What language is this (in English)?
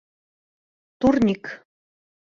Bashkir